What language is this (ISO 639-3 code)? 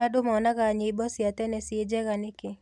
kik